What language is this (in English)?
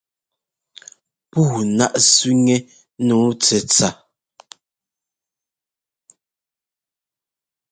Ngomba